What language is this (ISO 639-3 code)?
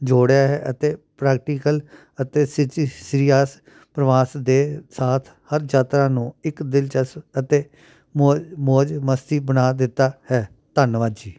pan